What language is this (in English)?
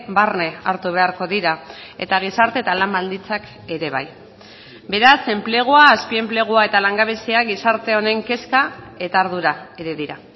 Basque